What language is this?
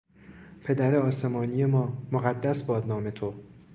Persian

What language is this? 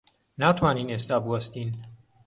Central Kurdish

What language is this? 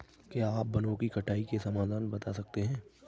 Hindi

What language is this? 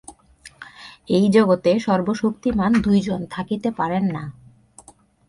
Bangla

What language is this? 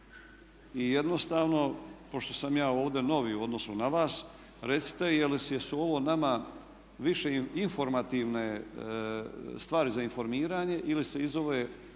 Croatian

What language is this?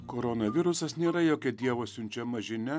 Lithuanian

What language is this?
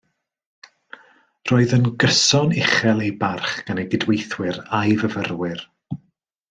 Welsh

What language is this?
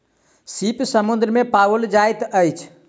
Maithili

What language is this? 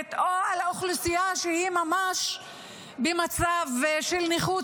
Hebrew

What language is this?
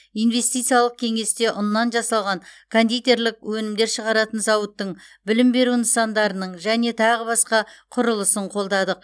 Kazakh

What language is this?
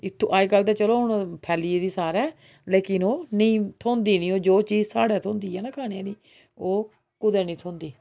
Dogri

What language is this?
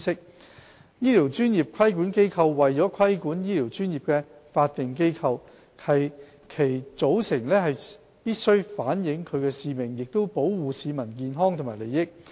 Cantonese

